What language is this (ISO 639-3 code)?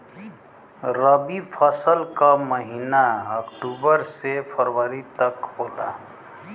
bho